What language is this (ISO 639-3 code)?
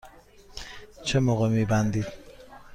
fas